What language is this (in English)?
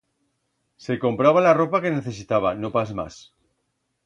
Aragonese